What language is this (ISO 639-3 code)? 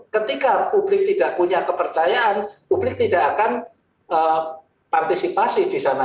ind